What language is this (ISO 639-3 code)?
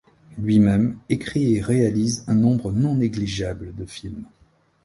fra